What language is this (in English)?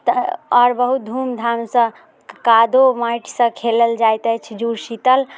Maithili